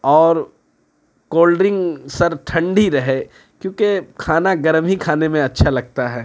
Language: Urdu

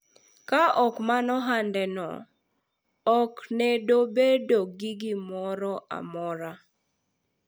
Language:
Luo (Kenya and Tanzania)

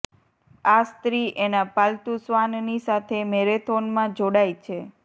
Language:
Gujarati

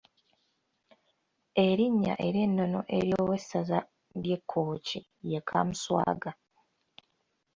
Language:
Ganda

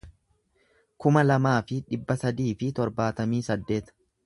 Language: Oromo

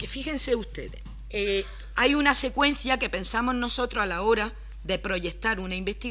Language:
Spanish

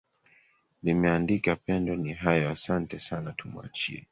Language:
Swahili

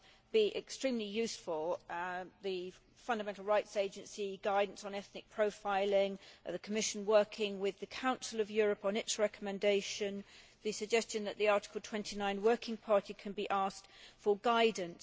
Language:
English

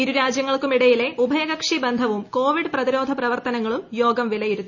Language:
Malayalam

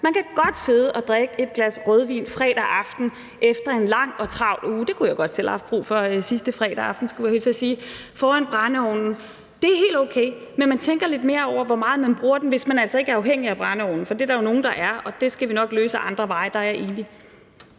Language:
Danish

